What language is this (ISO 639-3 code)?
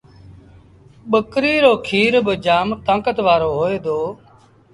sbn